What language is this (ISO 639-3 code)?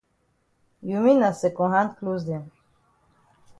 wes